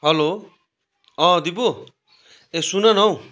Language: Nepali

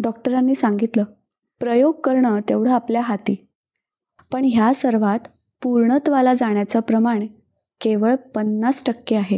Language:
Marathi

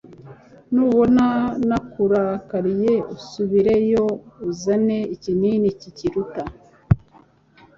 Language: Kinyarwanda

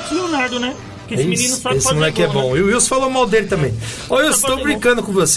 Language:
Portuguese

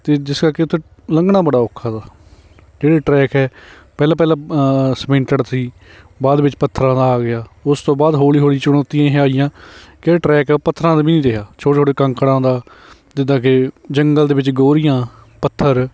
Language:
Punjabi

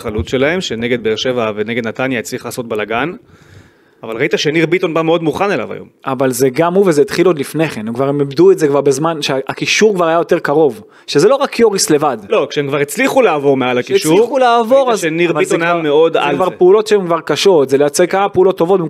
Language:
Hebrew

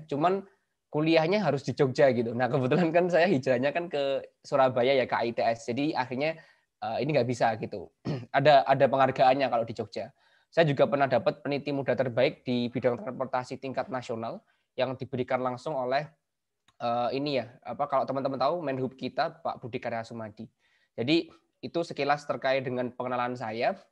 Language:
Indonesian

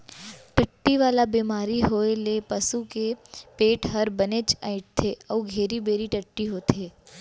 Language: Chhattisgarhi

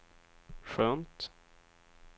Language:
Swedish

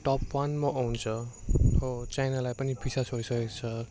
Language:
Nepali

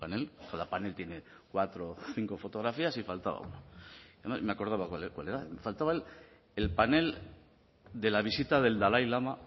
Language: Spanish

